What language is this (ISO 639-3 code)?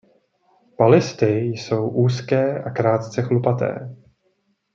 ces